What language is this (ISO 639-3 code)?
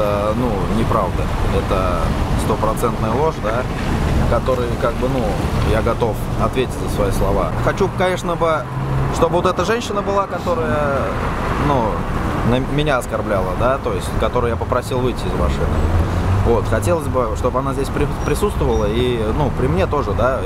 rus